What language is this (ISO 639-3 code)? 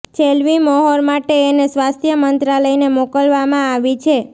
guj